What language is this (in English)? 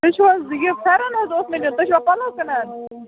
Kashmiri